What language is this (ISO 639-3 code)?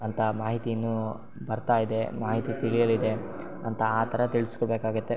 kan